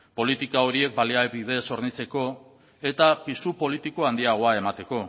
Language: Basque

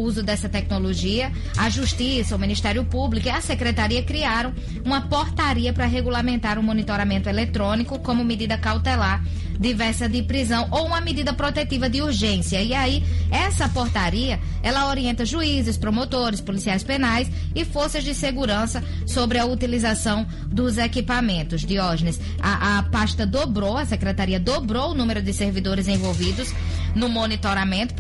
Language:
Portuguese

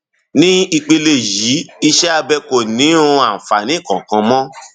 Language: Yoruba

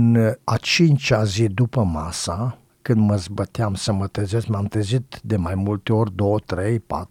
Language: Romanian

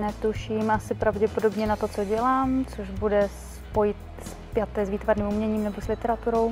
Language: Czech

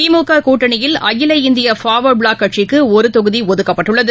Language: Tamil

